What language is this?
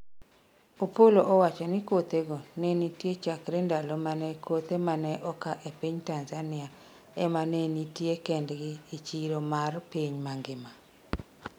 Luo (Kenya and Tanzania)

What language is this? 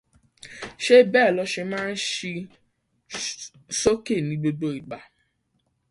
Yoruba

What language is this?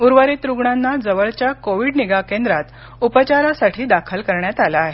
Marathi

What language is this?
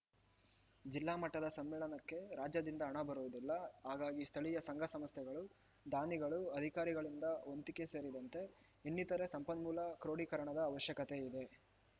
Kannada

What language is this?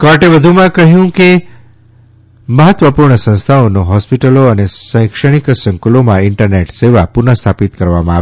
Gujarati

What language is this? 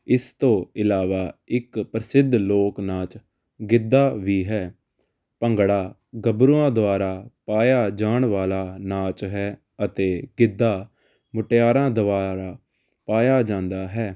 Punjabi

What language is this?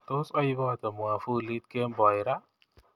Kalenjin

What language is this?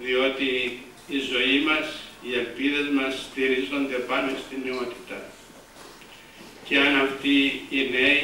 Greek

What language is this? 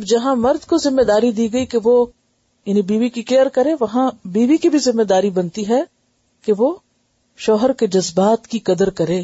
Urdu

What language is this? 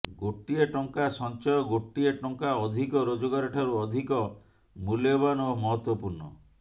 Odia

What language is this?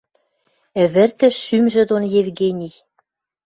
Western Mari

